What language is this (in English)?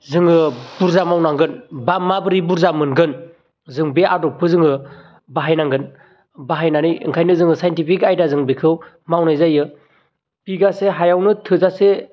Bodo